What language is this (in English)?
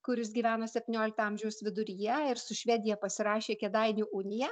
Lithuanian